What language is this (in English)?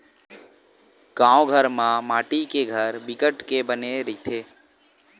Chhattisgarhi